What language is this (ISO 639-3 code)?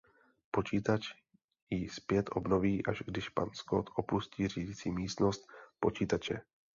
ces